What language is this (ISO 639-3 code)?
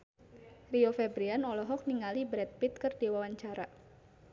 sun